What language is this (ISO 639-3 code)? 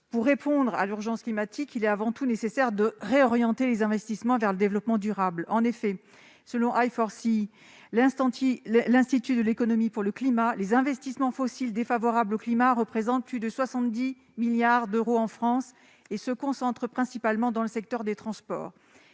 fra